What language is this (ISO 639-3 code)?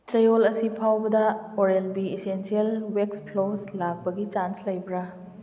mni